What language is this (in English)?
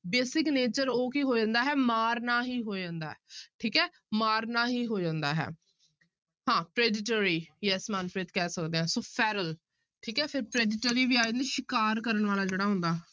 Punjabi